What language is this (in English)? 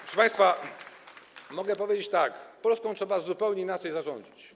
Polish